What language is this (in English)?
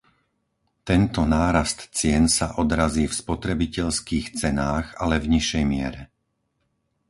Slovak